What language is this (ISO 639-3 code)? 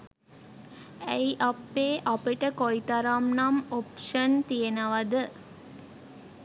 sin